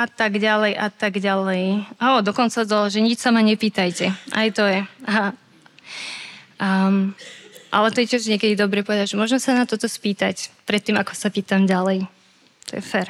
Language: Slovak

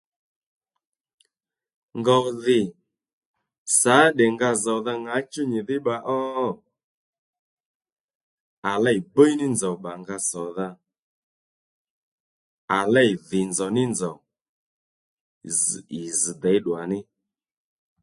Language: Lendu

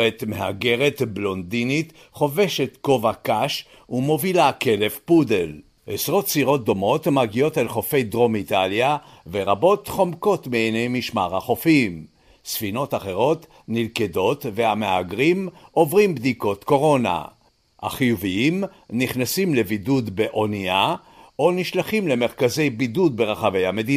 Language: Hebrew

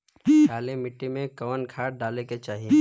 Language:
Bhojpuri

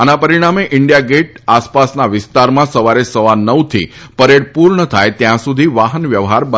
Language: Gujarati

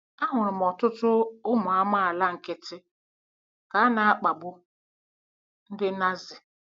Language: Igbo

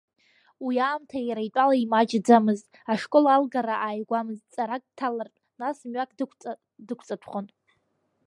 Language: Abkhazian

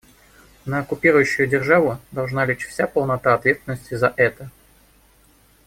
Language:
Russian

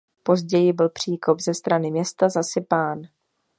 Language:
Czech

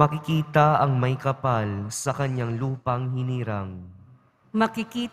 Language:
Filipino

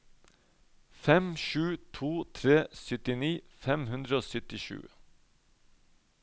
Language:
Norwegian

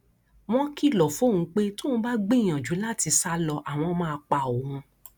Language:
Yoruba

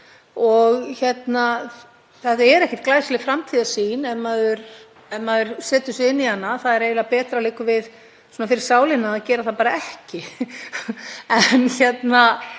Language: Icelandic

